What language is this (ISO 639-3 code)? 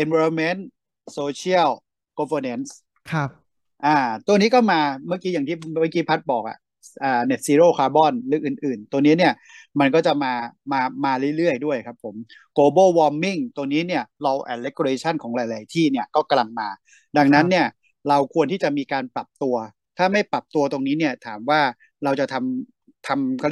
tha